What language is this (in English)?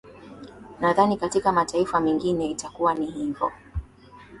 Swahili